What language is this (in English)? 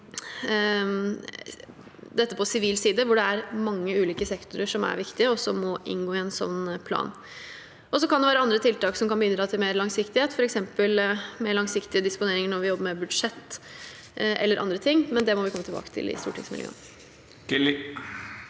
Norwegian